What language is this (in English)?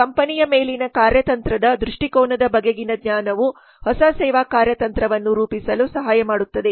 Kannada